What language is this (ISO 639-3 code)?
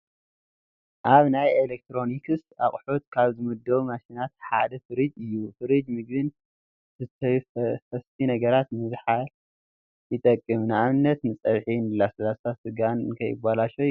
tir